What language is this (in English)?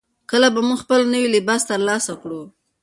Pashto